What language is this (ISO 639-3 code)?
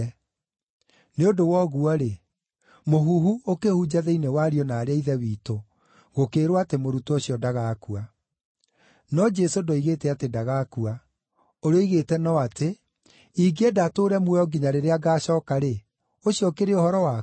kik